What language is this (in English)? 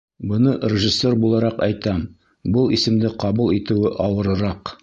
Bashkir